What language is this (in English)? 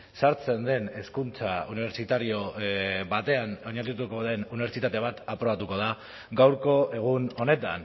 Basque